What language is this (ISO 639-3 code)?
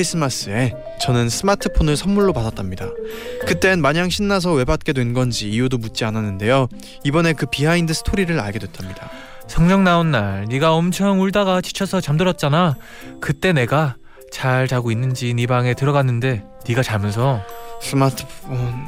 kor